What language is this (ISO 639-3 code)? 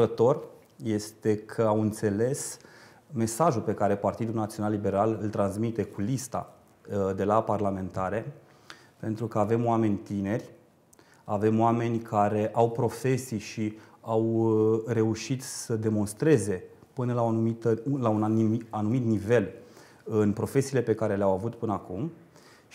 ron